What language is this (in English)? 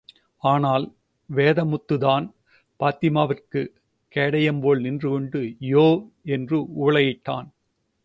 Tamil